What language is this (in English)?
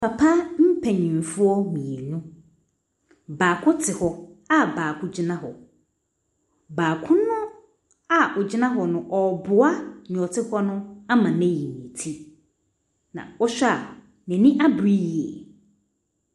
Akan